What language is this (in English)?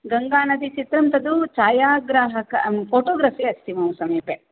Sanskrit